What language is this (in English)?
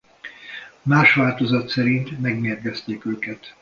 Hungarian